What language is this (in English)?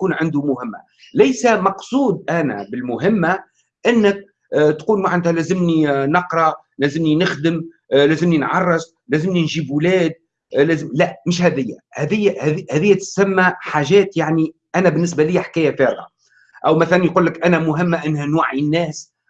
Arabic